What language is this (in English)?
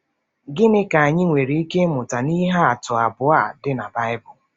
Igbo